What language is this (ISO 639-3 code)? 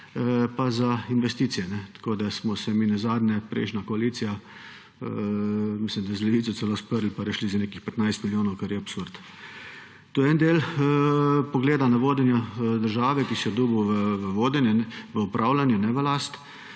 slv